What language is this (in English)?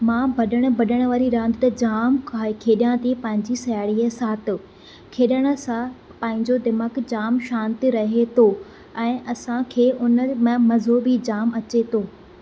Sindhi